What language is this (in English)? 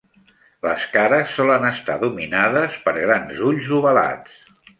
Catalan